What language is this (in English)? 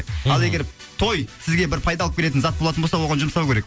Kazakh